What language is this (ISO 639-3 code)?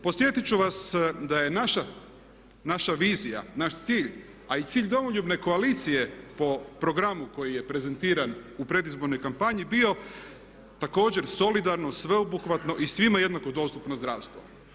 hrv